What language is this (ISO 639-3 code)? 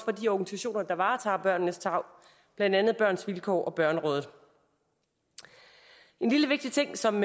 dan